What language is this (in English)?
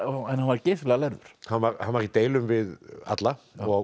Icelandic